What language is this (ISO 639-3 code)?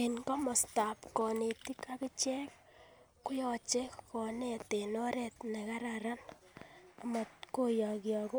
kln